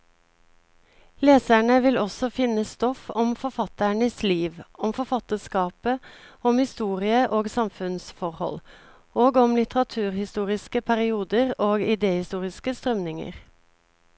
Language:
Norwegian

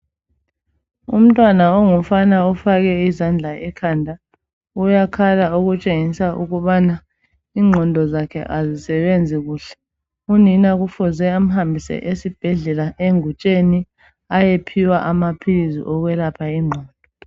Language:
North Ndebele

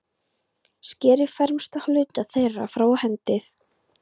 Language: Icelandic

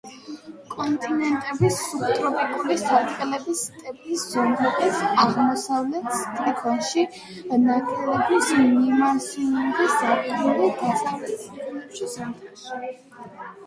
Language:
Georgian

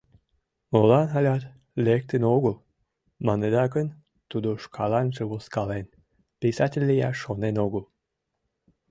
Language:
Mari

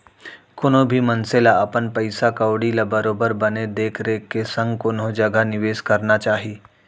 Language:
Chhattisgarhi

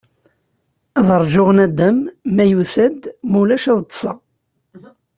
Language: Kabyle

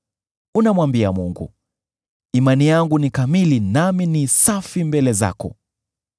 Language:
Swahili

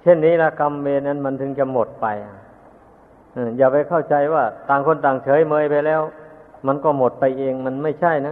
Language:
Thai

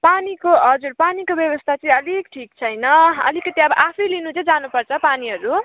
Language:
Nepali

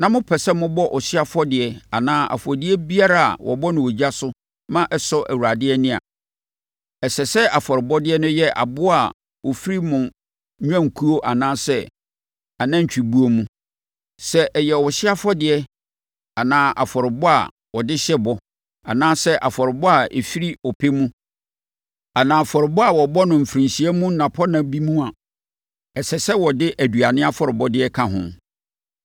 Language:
Akan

